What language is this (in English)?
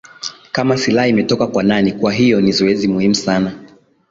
Swahili